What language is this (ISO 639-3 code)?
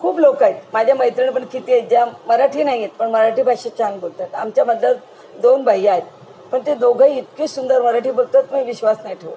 mar